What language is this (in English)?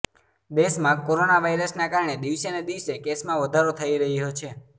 Gujarati